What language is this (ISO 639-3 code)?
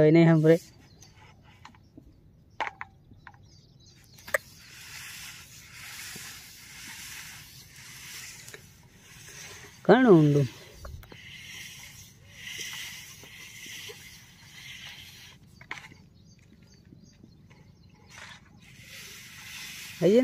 guj